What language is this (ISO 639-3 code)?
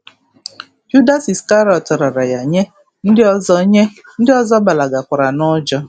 ibo